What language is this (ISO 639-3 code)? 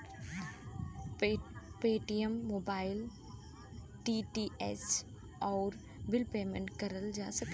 bho